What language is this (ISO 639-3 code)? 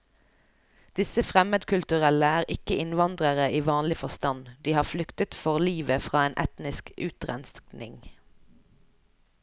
nor